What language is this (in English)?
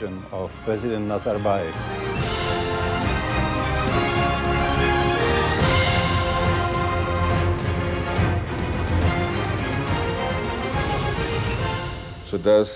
Russian